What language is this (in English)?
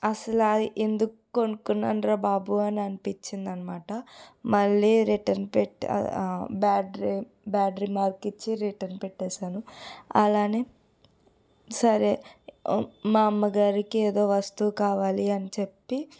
Telugu